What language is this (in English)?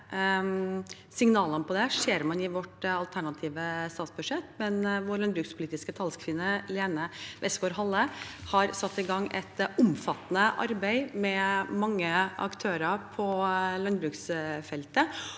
Norwegian